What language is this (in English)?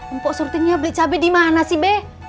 Indonesian